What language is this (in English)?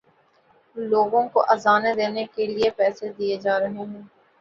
Urdu